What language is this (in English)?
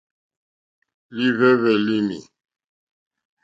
Mokpwe